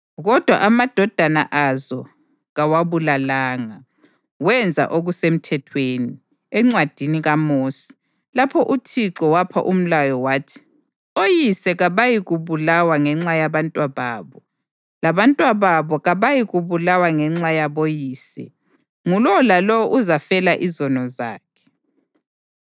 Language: North Ndebele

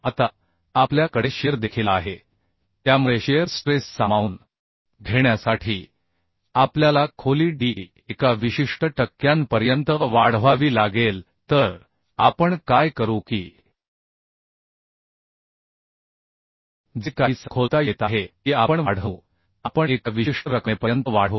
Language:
Marathi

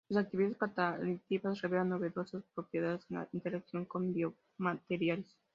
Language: Spanish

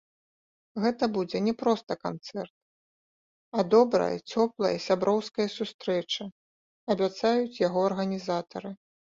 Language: Belarusian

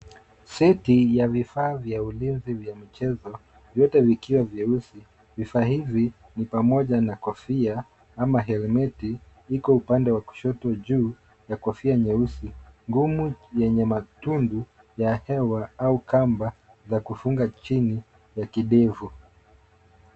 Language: Swahili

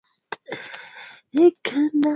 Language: Swahili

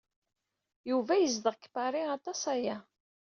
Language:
Kabyle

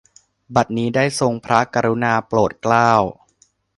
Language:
Thai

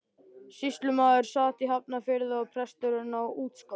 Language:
Icelandic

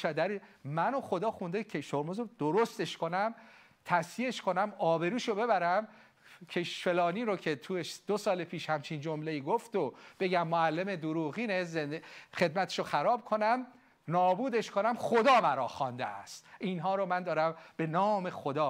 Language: Persian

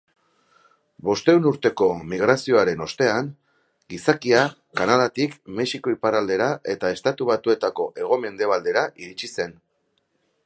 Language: Basque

